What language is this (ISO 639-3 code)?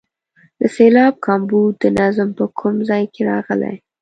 pus